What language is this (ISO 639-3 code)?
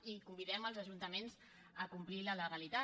cat